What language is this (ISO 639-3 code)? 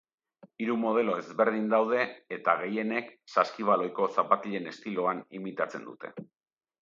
eus